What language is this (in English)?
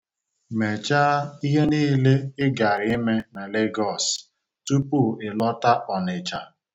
Igbo